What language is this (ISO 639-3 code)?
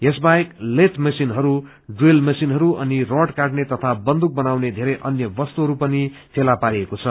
nep